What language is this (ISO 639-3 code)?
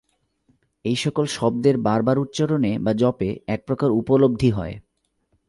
ben